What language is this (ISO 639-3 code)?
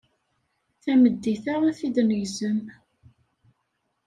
kab